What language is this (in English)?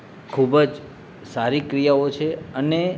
Gujarati